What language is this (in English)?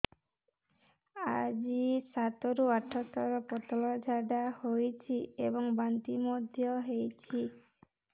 Odia